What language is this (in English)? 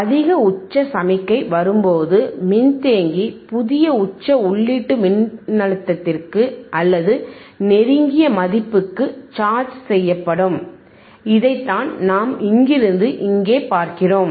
Tamil